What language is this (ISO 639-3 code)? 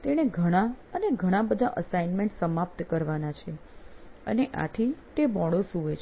guj